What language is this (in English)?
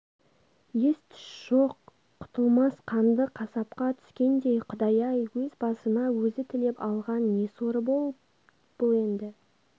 Kazakh